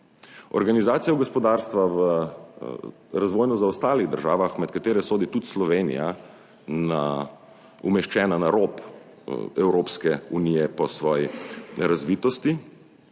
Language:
Slovenian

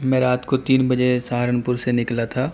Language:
Urdu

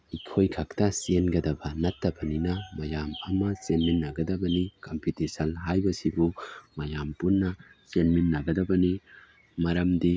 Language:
Manipuri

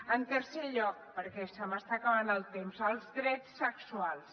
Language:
Catalan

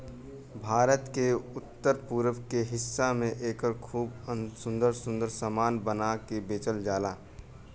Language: Bhojpuri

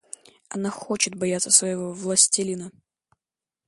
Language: Russian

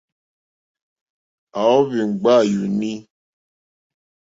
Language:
Mokpwe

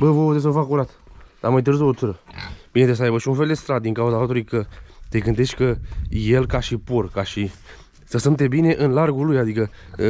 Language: Romanian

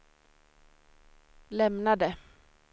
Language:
Swedish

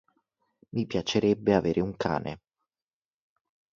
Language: Italian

